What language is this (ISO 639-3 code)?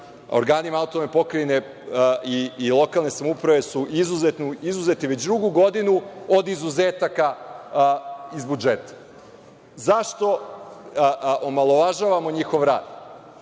srp